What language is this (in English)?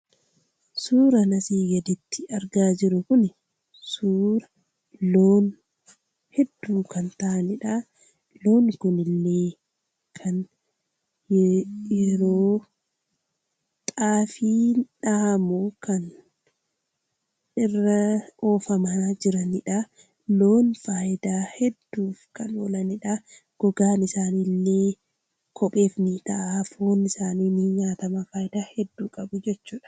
Oromo